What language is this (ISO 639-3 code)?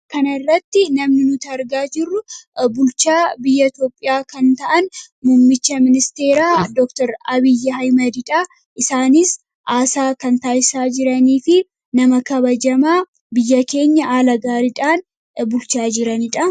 orm